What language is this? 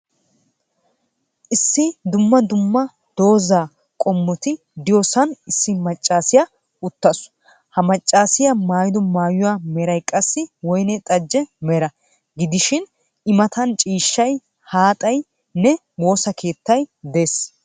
Wolaytta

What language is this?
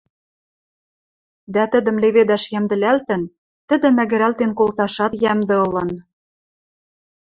Western Mari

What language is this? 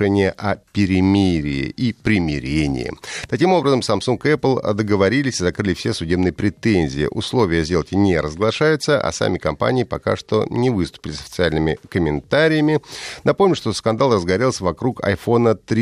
Russian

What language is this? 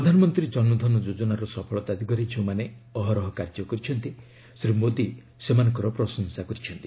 Odia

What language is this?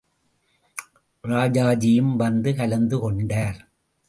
Tamil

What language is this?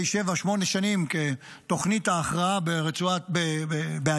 Hebrew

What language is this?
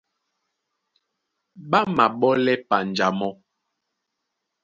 Duala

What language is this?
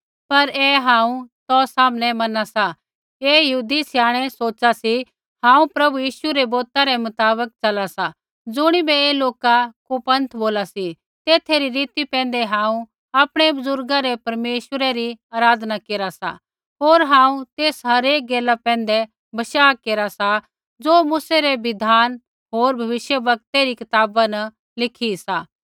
Kullu Pahari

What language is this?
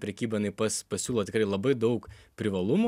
Lithuanian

